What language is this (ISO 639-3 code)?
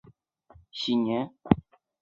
zho